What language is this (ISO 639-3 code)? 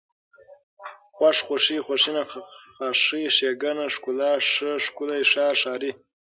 pus